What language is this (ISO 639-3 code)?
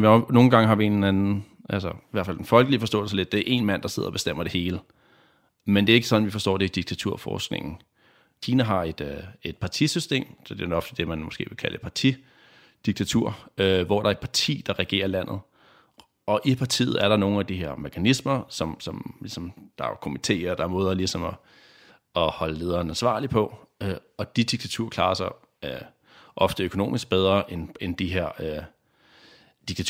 dan